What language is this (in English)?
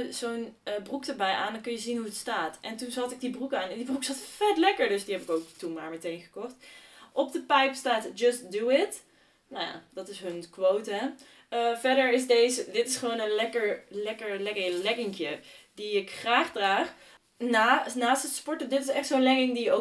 Dutch